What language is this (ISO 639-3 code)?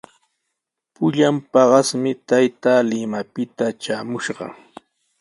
qws